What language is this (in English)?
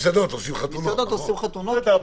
Hebrew